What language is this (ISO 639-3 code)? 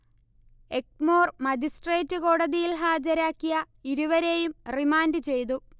mal